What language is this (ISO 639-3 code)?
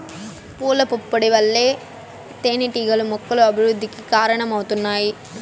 tel